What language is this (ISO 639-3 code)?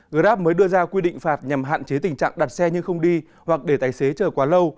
vie